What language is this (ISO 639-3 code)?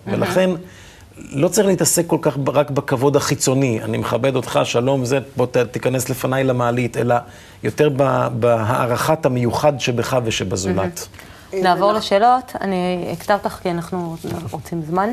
heb